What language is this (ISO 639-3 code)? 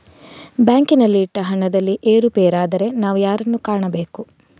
kan